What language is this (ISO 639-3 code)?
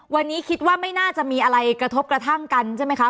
tha